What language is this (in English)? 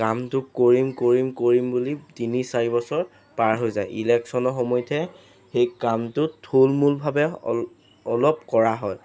Assamese